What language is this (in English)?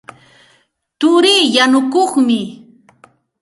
Santa Ana de Tusi Pasco Quechua